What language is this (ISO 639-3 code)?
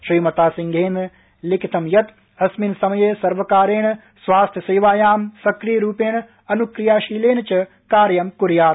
san